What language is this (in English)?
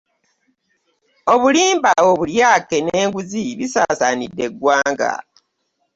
Ganda